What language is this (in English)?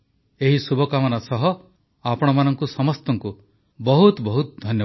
Odia